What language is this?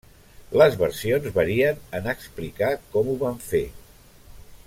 Catalan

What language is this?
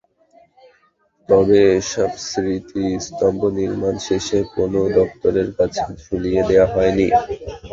Bangla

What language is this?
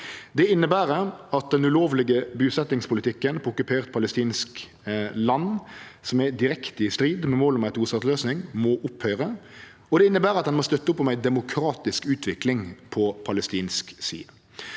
Norwegian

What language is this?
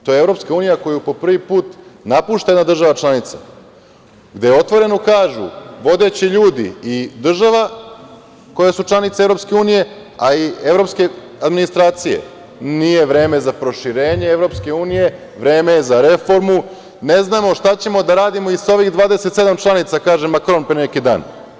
Serbian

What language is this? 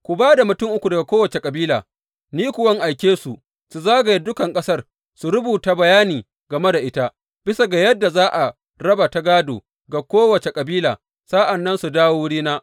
Hausa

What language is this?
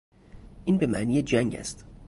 Persian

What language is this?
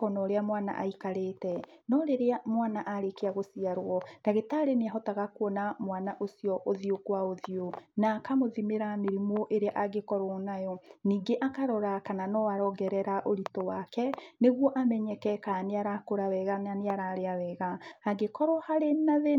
Kikuyu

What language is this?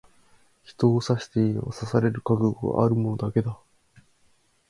Japanese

